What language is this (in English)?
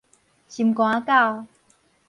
Min Nan Chinese